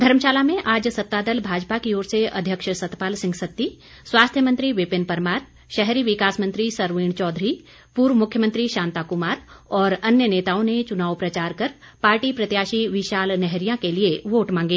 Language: Hindi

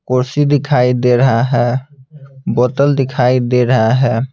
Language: Hindi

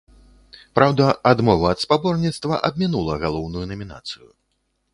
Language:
Belarusian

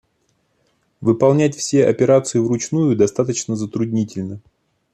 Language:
Russian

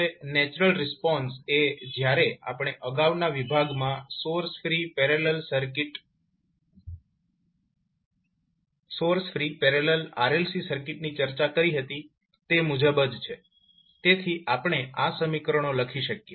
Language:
Gujarati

